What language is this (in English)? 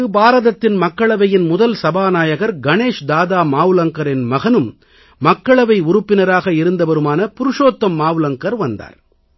Tamil